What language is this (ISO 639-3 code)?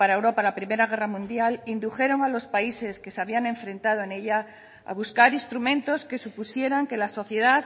spa